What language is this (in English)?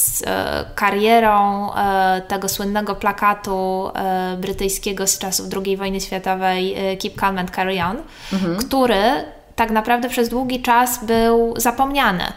Polish